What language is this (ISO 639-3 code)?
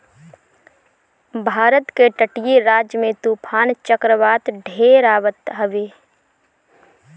bho